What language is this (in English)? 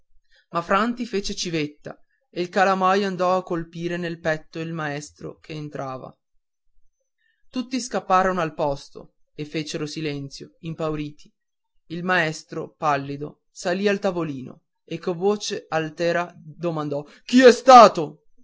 Italian